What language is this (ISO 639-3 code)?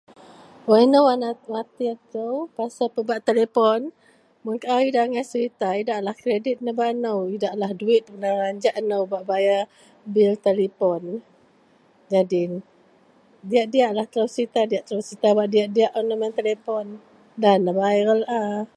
mel